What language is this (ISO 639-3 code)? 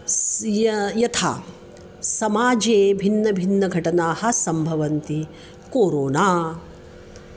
san